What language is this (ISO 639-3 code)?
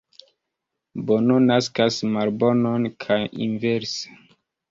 epo